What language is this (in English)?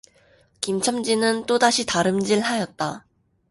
Korean